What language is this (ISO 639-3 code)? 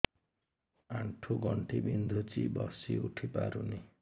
ori